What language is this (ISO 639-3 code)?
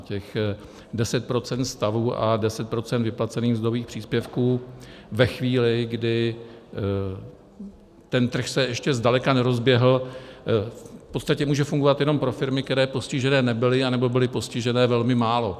ces